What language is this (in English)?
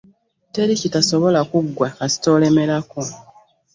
Ganda